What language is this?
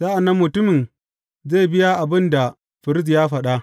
Hausa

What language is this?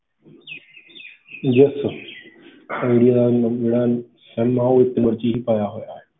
Punjabi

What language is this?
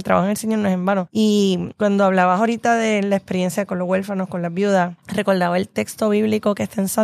Spanish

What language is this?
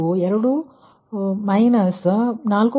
Kannada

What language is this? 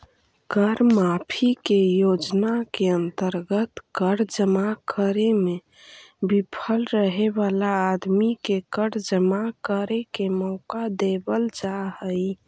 Magahi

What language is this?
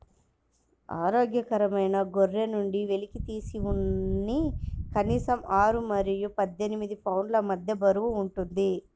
Telugu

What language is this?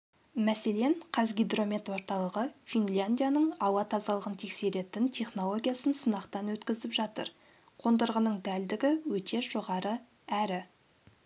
Kazakh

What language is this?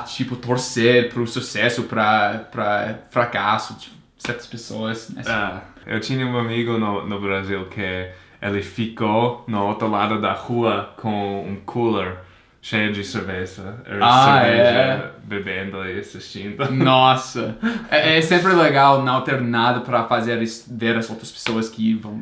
Portuguese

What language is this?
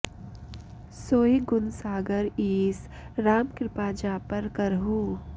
Sanskrit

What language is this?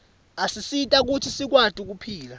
Swati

